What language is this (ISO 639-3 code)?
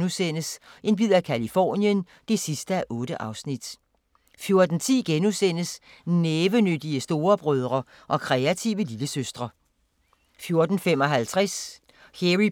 dan